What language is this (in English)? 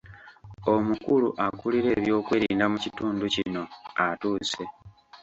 Ganda